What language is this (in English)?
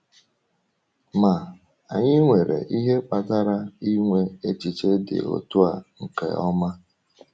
Igbo